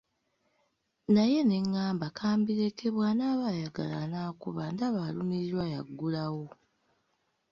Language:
Ganda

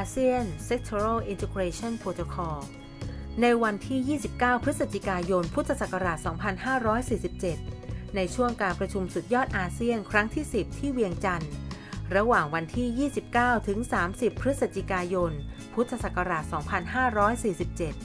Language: Thai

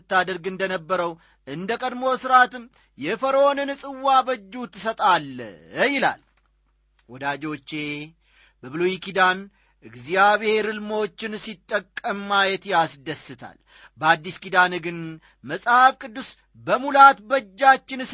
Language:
Amharic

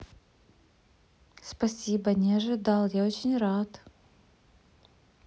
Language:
Russian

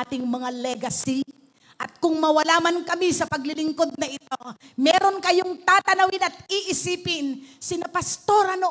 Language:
Filipino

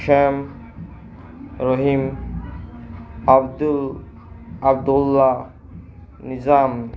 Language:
Bangla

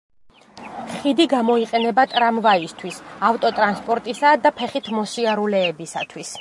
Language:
Georgian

